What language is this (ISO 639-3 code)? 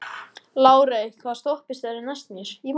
isl